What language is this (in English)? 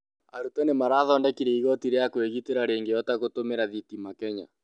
Kikuyu